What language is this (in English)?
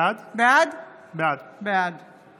Hebrew